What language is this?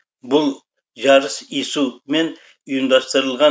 Kazakh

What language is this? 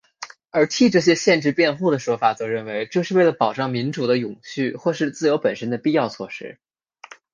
Chinese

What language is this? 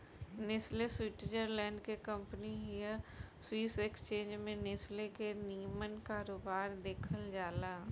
Bhojpuri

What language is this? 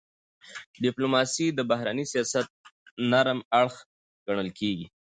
Pashto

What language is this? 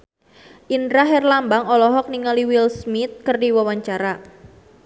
Sundanese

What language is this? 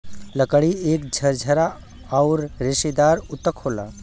Bhojpuri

